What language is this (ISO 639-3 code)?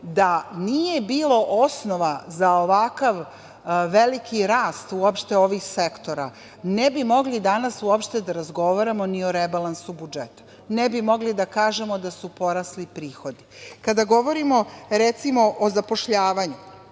srp